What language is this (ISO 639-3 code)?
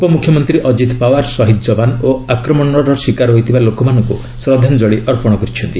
ori